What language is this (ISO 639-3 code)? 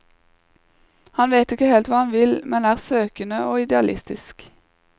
nor